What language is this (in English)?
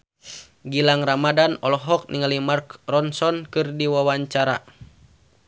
Sundanese